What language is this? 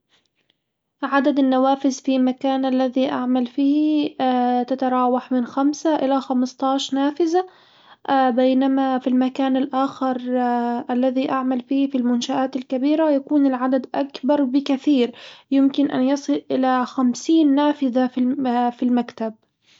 Hijazi Arabic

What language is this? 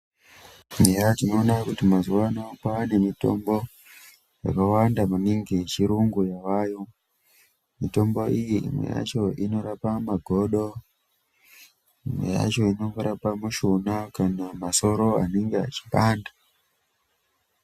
Ndau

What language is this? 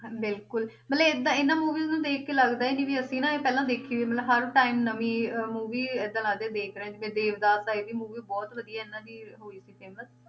Punjabi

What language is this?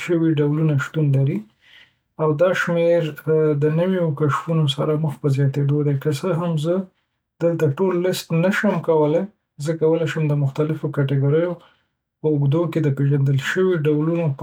Pashto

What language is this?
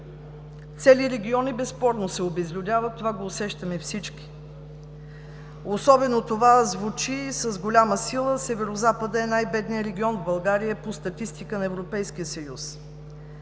Bulgarian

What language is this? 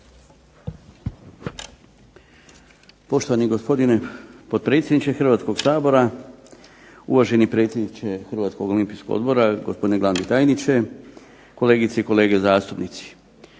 Croatian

